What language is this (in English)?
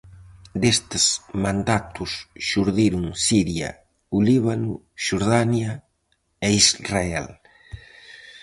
Galician